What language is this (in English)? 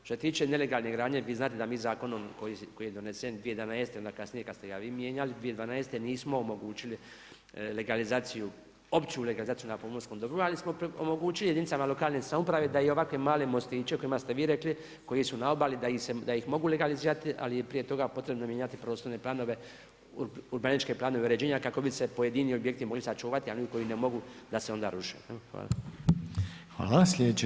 Croatian